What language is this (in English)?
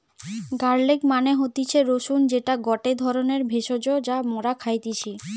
Bangla